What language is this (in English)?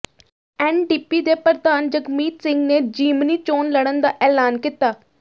Punjabi